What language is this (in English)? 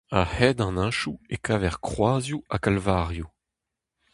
Breton